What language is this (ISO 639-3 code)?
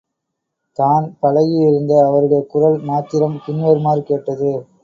tam